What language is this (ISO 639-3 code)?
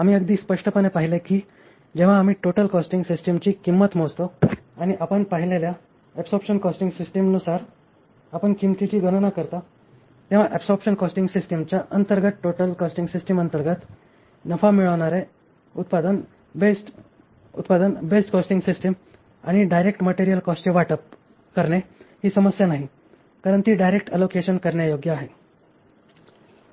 mar